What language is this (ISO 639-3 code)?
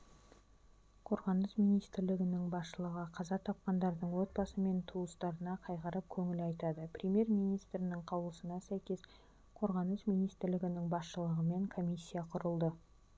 kaz